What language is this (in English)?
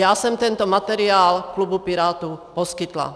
Czech